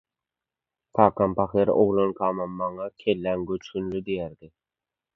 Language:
Turkmen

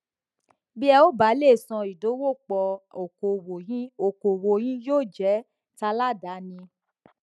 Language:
Yoruba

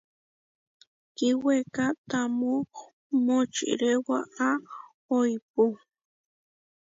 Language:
Huarijio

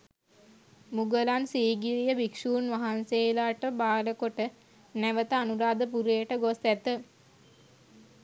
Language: Sinhala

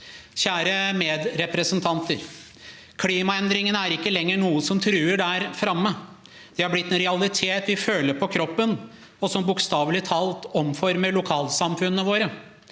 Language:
Norwegian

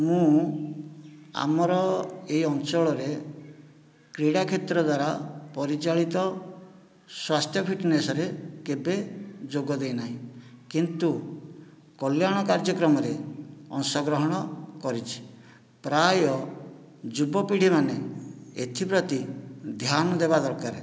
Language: Odia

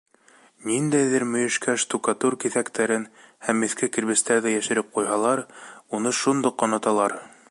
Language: Bashkir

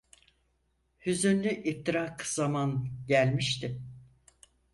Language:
Turkish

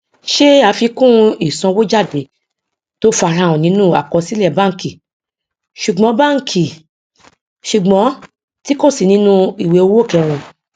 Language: Yoruba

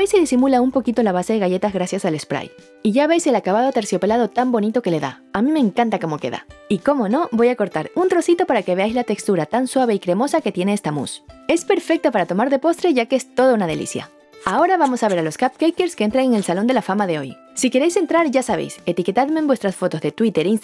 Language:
Spanish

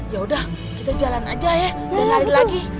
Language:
Indonesian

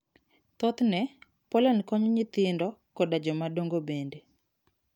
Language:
Luo (Kenya and Tanzania)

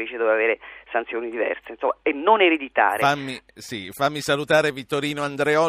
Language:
Italian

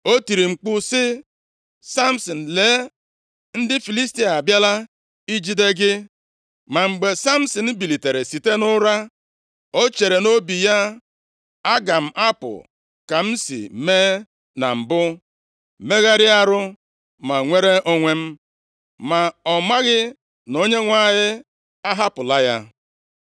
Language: Igbo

